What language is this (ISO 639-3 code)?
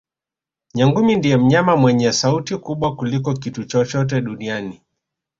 swa